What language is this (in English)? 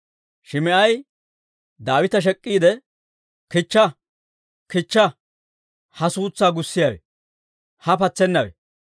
Dawro